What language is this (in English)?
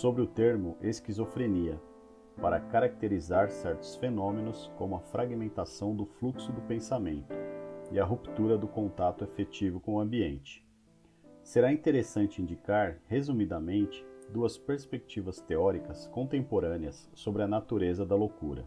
Portuguese